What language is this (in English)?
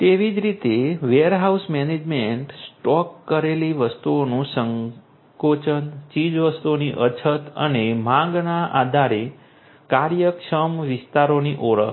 Gujarati